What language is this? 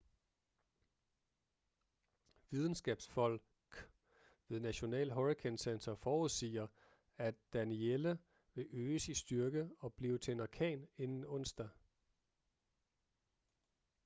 Danish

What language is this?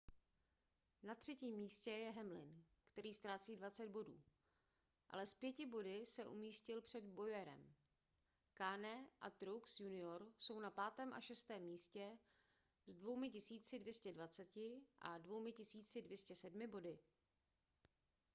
Czech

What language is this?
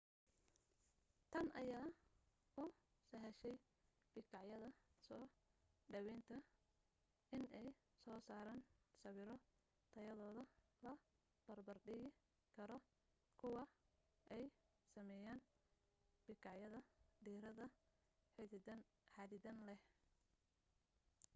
Somali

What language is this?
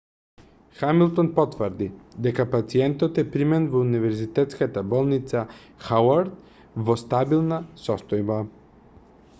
Macedonian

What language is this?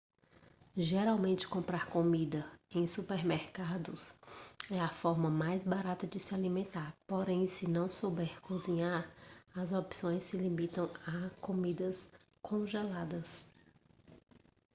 Portuguese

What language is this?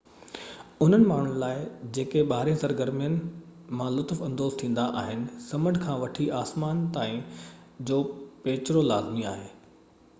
Sindhi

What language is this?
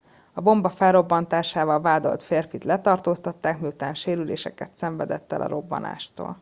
Hungarian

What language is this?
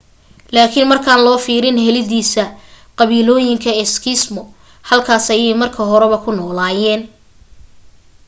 Somali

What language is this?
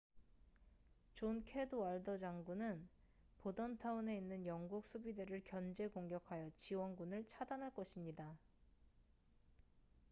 Korean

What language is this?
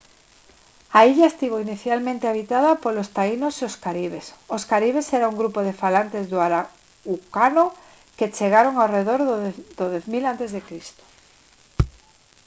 Galician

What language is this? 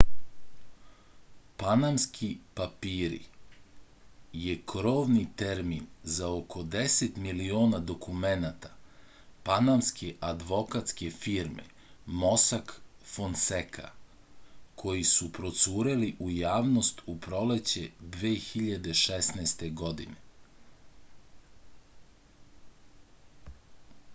Serbian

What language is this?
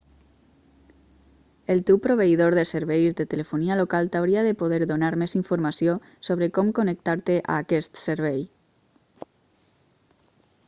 Catalan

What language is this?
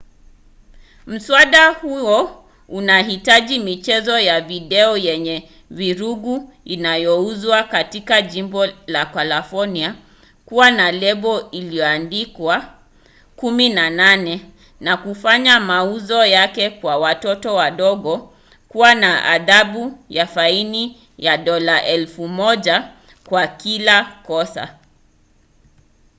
Swahili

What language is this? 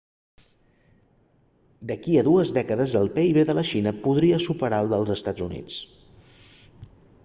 Catalan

